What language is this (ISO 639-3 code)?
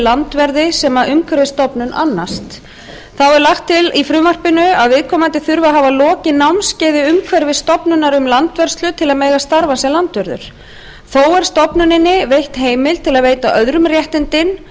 isl